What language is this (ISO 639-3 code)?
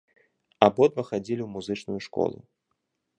bel